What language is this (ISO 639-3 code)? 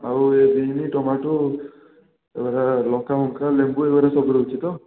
ori